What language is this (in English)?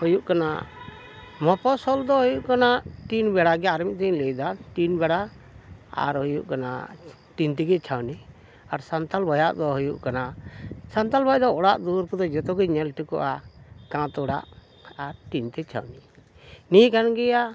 Santali